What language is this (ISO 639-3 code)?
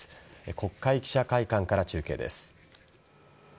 jpn